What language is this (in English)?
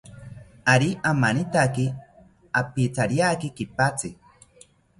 South Ucayali Ashéninka